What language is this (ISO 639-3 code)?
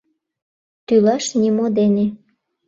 chm